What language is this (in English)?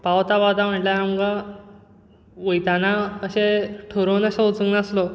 Konkani